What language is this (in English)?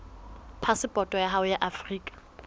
Southern Sotho